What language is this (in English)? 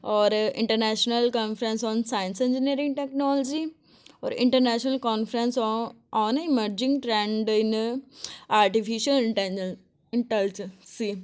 Punjabi